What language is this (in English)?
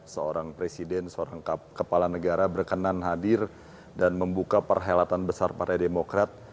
Indonesian